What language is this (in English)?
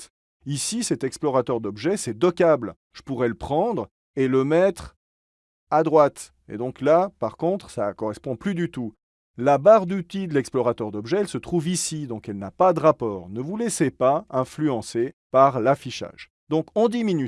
French